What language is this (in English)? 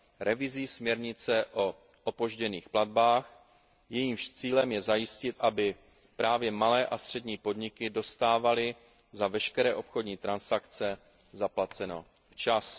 Czech